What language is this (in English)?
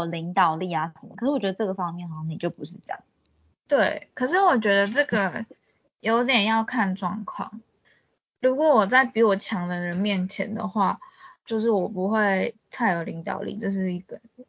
Chinese